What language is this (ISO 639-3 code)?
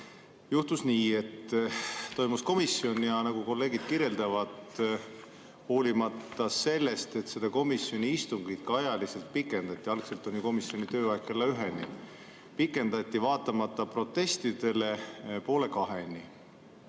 est